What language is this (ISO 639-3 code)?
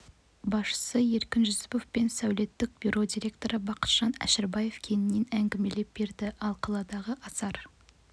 kaz